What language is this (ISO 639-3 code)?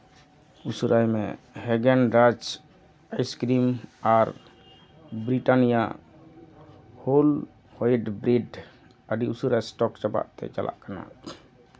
sat